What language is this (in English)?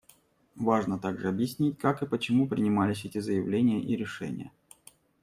Russian